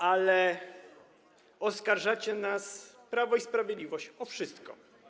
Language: Polish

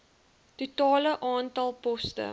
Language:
Afrikaans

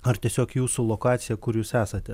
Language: Lithuanian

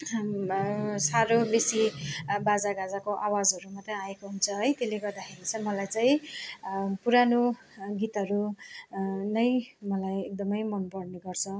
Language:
Nepali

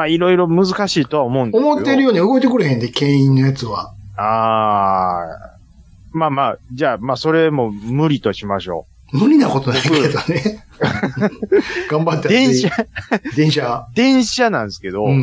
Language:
Japanese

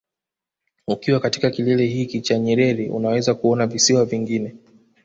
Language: Swahili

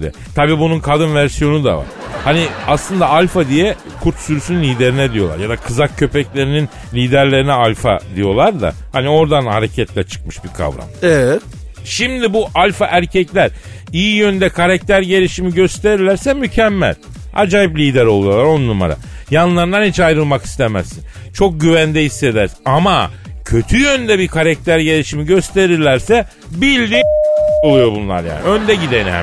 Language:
Turkish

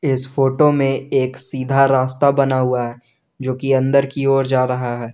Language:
Hindi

